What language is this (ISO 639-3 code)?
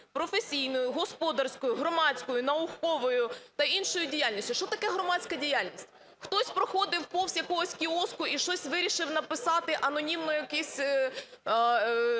ukr